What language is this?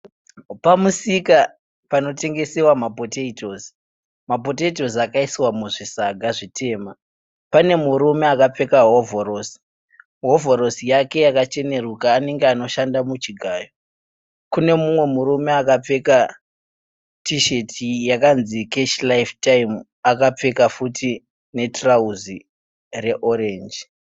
Shona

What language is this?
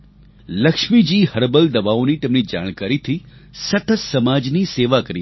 Gujarati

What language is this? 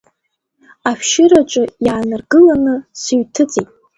Abkhazian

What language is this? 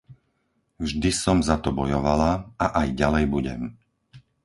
Slovak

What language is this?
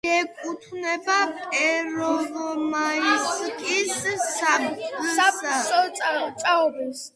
Georgian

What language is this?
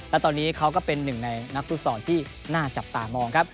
Thai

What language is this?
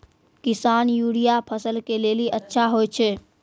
Maithili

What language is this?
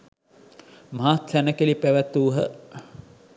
Sinhala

